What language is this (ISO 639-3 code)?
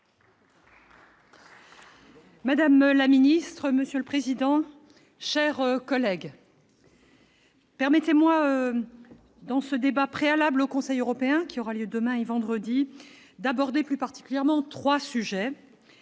fra